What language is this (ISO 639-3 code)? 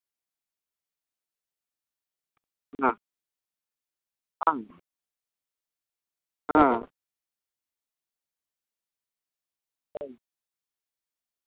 sat